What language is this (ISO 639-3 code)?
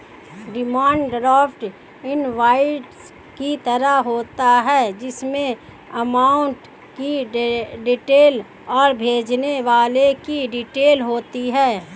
hin